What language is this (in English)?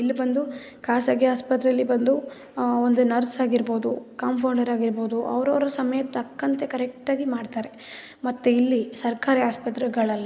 Kannada